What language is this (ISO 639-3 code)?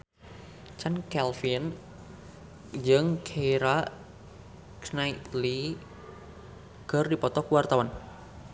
sun